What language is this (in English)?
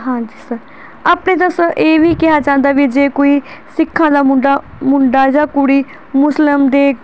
Punjabi